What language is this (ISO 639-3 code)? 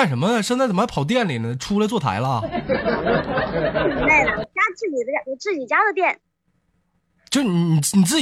zho